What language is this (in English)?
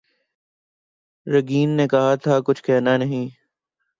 Urdu